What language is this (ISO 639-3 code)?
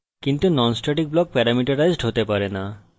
ben